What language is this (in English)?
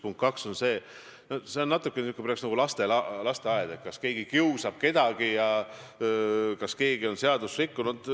Estonian